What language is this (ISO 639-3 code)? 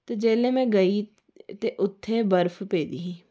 doi